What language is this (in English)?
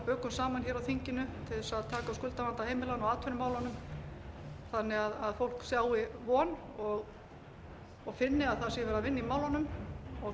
Icelandic